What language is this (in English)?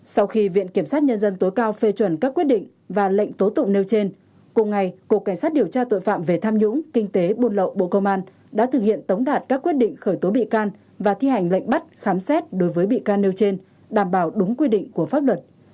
Vietnamese